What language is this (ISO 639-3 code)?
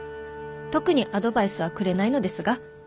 jpn